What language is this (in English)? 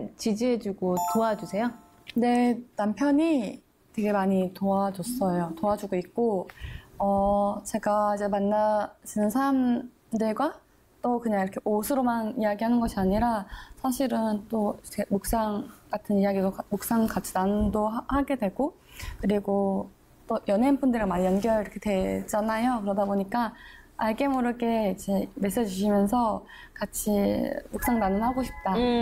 Korean